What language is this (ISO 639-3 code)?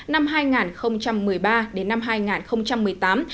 vie